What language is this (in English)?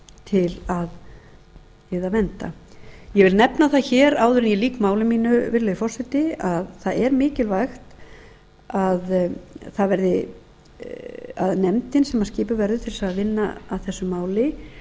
Icelandic